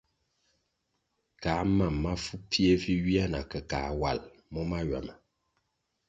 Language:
Kwasio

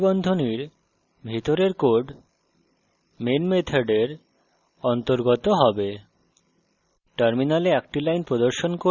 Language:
Bangla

